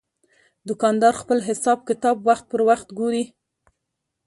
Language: Pashto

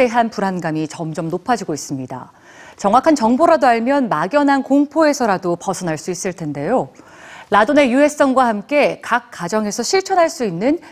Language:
Korean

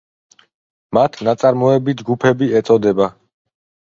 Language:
Georgian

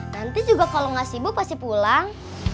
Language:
Indonesian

